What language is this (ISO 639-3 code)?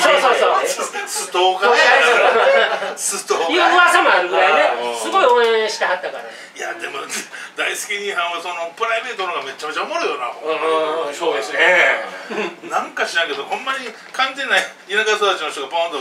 jpn